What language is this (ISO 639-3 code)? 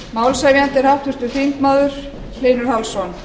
isl